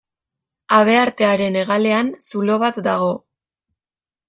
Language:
Basque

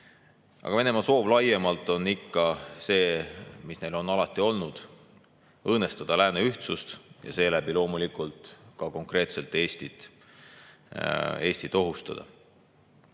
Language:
Estonian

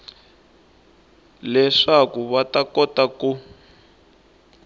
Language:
Tsonga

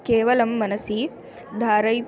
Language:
Sanskrit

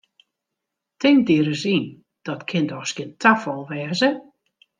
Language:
Western Frisian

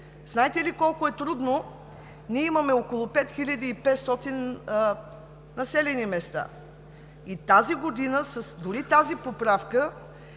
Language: Bulgarian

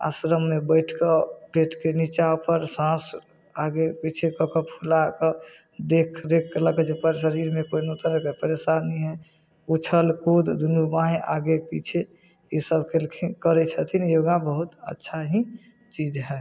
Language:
Maithili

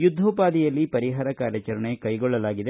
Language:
Kannada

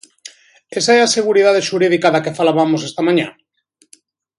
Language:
Galician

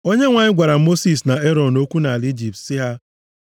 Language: Igbo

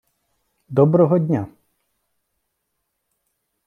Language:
Ukrainian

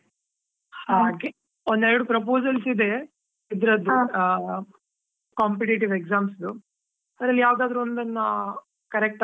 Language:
Kannada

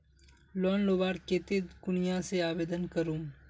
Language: Magahi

